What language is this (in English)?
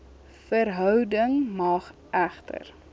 Afrikaans